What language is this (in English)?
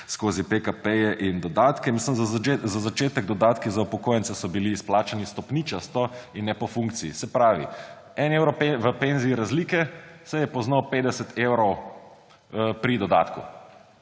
Slovenian